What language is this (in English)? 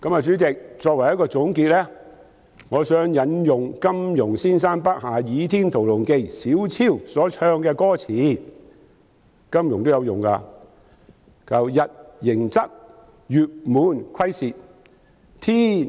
Cantonese